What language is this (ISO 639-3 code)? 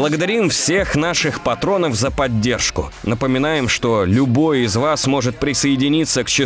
rus